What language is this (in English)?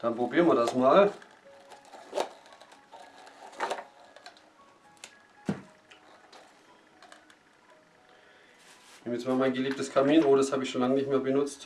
German